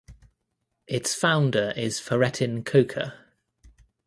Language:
English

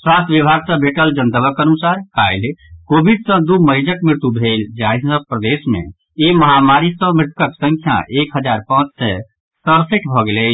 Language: Maithili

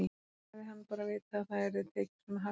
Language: Icelandic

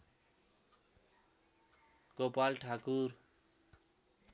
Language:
Nepali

